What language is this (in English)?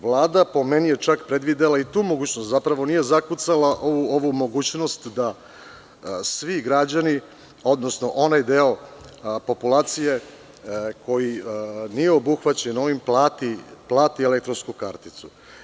Serbian